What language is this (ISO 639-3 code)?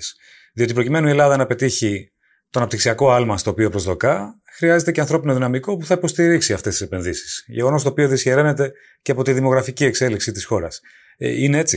ell